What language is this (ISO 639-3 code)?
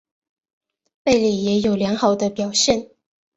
zho